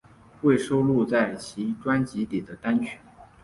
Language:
Chinese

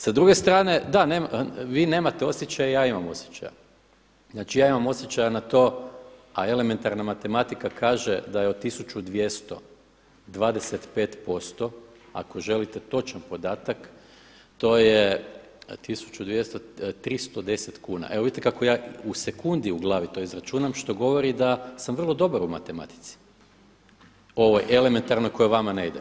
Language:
Croatian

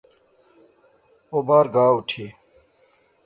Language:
Pahari-Potwari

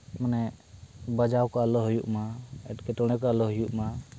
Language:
Santali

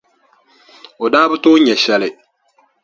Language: Dagbani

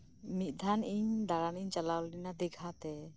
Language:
Santali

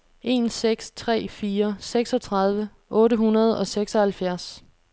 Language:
Danish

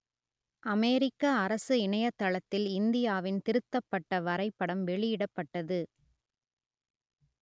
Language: Tamil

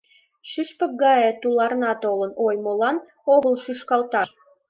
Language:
Mari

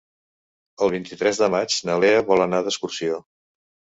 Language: Catalan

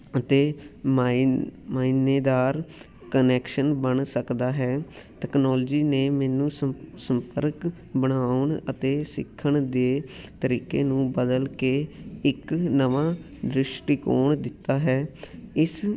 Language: Punjabi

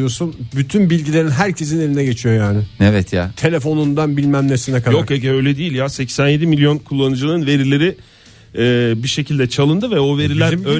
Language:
Turkish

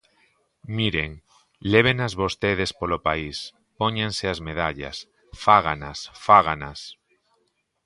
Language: Galician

